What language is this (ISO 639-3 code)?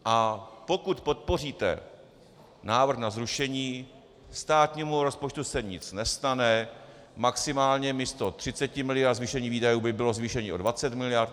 ces